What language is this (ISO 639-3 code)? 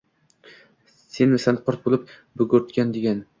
uzb